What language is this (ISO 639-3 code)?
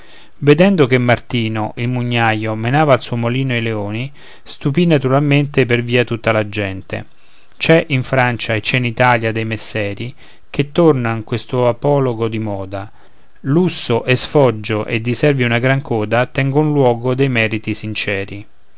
ita